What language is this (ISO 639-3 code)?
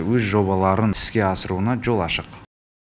kaz